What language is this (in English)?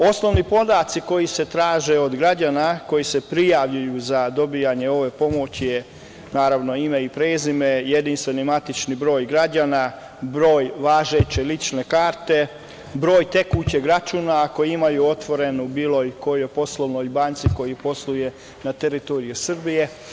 Serbian